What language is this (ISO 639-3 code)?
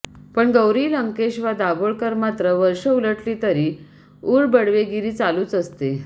mar